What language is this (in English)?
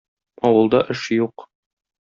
Tatar